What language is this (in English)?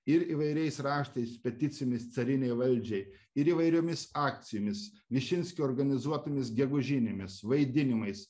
Lithuanian